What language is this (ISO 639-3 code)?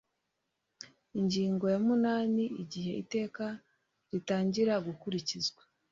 kin